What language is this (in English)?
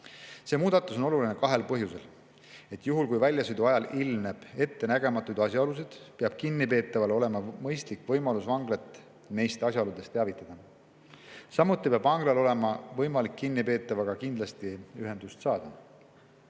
Estonian